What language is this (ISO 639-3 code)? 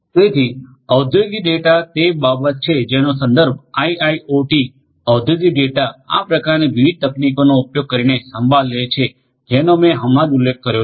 guj